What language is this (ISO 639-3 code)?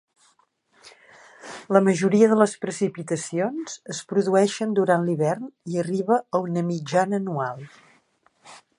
cat